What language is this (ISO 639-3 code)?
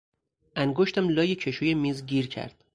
fas